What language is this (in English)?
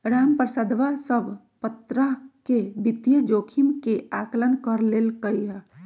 Magahi